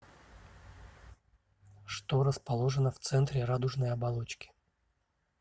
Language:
Russian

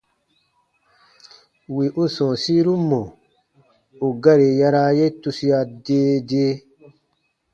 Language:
Baatonum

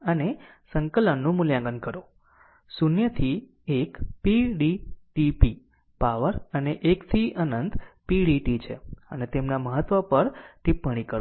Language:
Gujarati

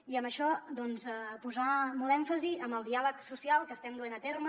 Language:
Catalan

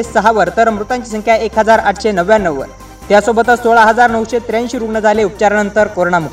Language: Marathi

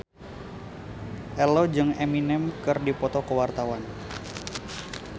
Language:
Sundanese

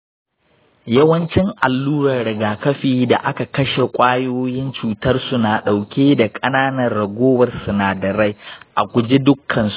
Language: Hausa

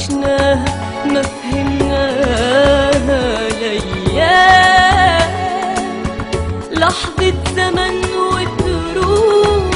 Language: Arabic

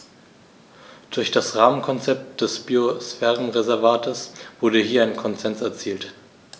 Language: German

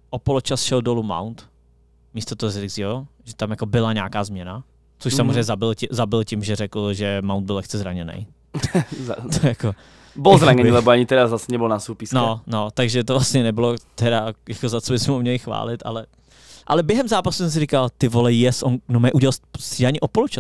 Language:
Czech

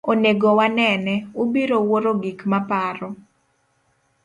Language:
Luo (Kenya and Tanzania)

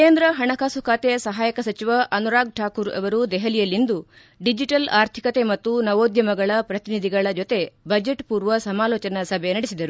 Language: Kannada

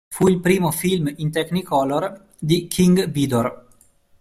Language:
Italian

